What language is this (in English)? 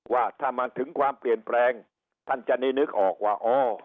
Thai